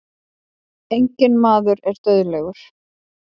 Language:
Icelandic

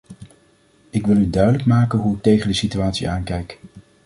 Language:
Dutch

